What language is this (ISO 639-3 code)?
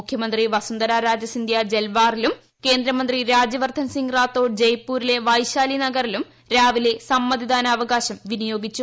mal